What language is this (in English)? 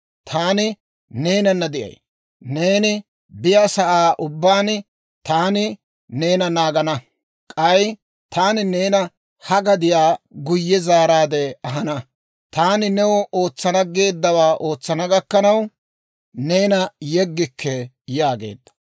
Dawro